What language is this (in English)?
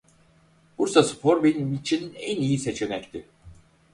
Turkish